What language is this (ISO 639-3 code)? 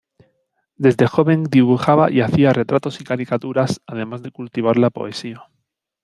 spa